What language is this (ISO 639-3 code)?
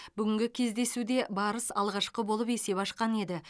kaz